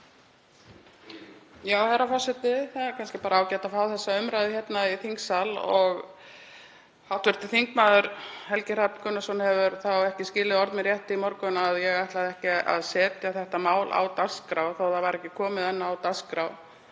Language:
Icelandic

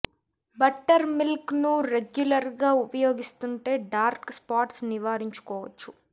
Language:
Telugu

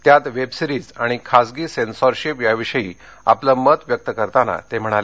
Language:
Marathi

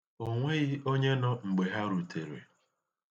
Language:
Igbo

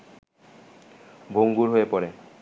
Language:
Bangla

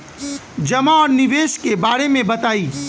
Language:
Bhojpuri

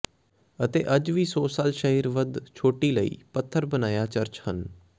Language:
Punjabi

